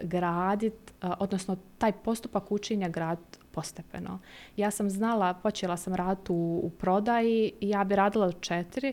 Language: Croatian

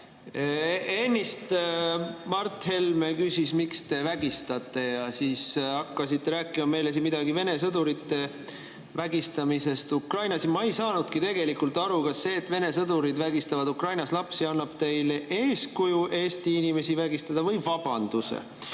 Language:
Estonian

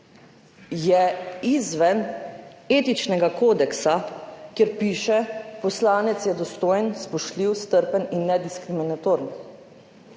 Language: Slovenian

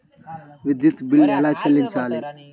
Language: Telugu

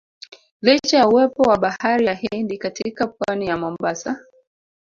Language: Swahili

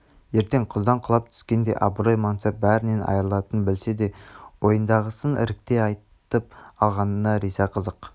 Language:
Kazakh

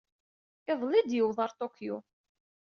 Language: Kabyle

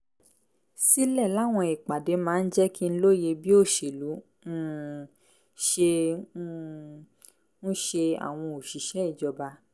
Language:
Yoruba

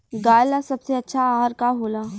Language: Bhojpuri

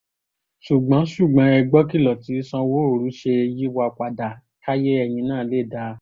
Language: Yoruba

